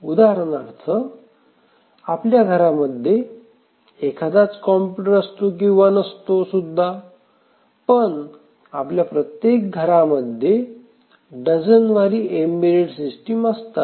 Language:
Marathi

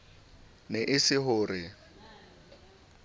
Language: Southern Sotho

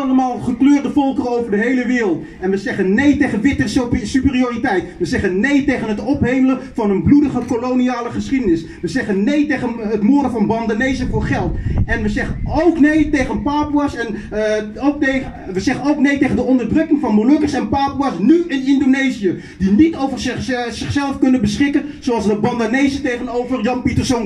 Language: Dutch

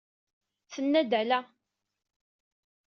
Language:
Kabyle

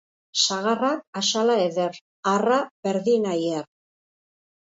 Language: Basque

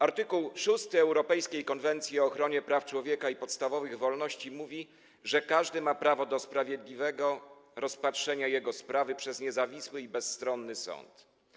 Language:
Polish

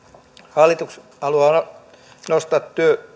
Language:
Finnish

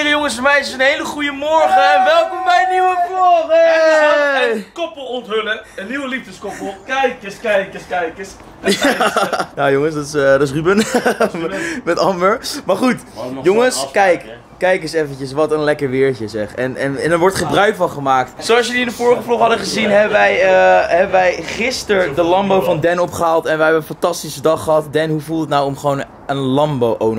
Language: Dutch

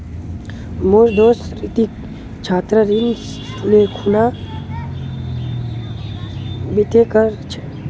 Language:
Magahi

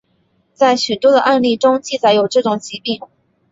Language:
Chinese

